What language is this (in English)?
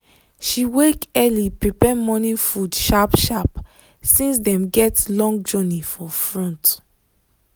Nigerian Pidgin